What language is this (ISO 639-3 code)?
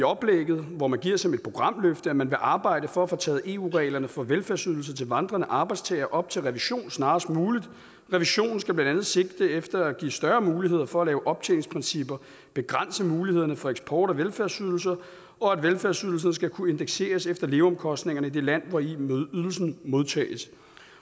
dan